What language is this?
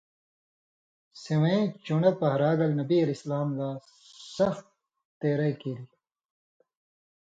Indus Kohistani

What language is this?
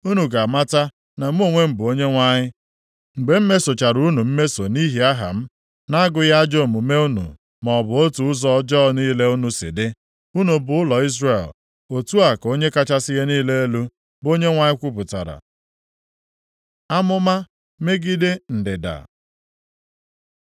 Igbo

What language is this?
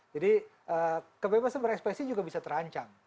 Indonesian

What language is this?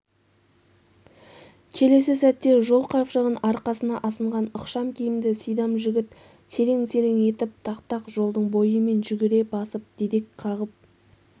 Kazakh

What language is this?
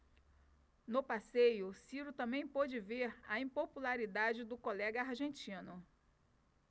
Portuguese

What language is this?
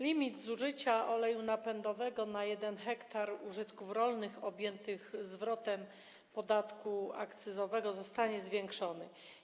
Polish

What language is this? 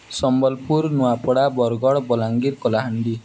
Odia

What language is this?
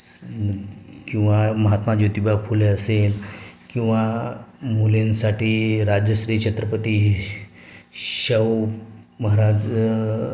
Marathi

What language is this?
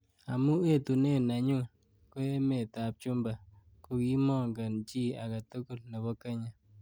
Kalenjin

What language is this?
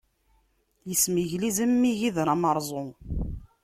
Kabyle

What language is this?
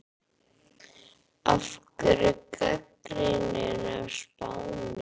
Icelandic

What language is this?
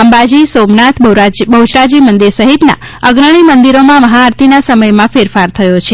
Gujarati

